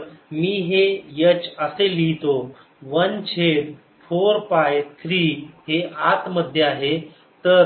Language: Marathi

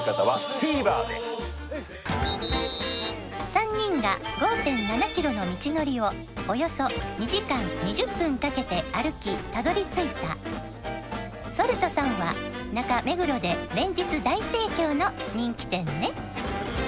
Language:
Japanese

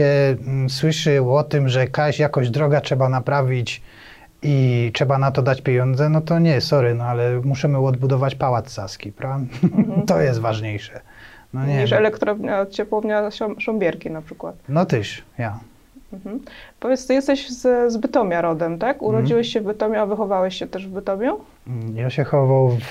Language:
Polish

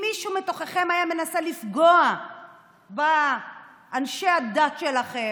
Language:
Hebrew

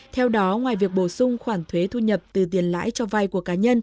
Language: Vietnamese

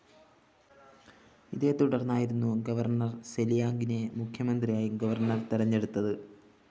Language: Malayalam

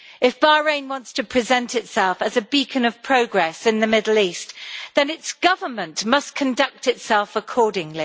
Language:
English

